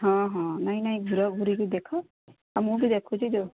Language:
Odia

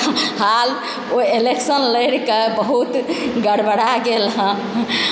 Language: Maithili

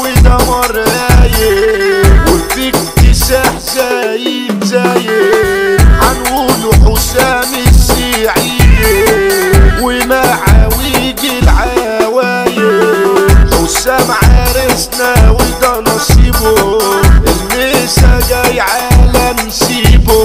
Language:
Arabic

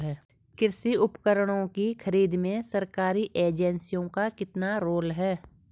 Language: Hindi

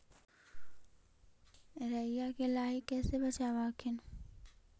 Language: Magahi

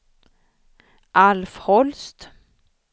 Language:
Swedish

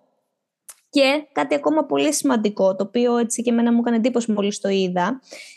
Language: Greek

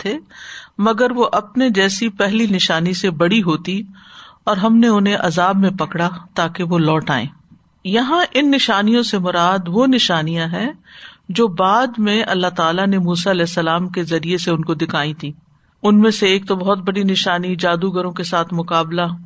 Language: Urdu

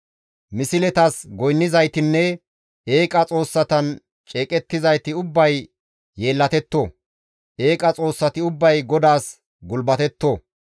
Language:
Gamo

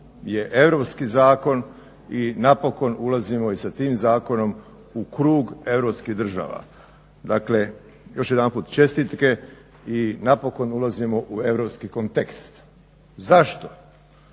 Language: Croatian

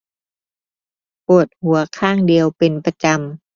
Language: Thai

